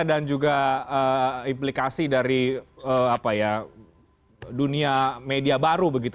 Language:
Indonesian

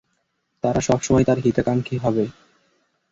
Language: Bangla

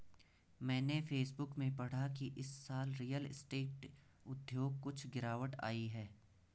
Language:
Hindi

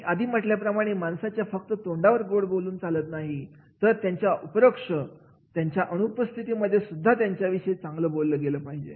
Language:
Marathi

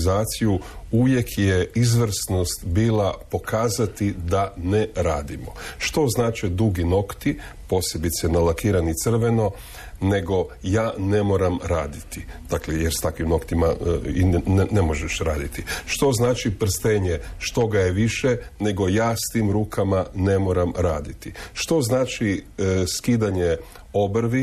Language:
Croatian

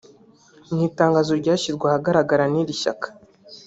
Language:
Kinyarwanda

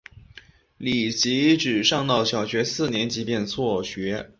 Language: Chinese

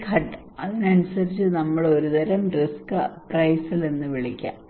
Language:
Malayalam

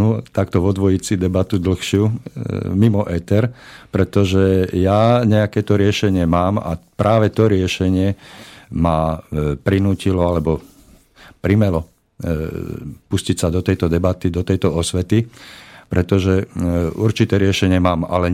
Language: Slovak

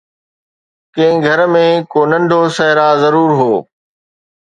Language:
Sindhi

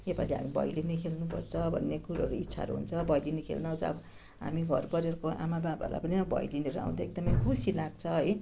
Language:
Nepali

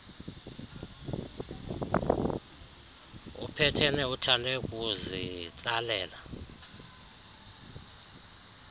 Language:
Xhosa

